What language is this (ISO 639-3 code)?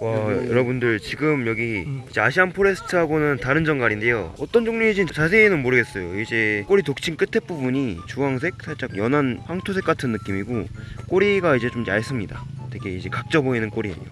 kor